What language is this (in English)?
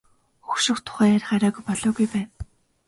Mongolian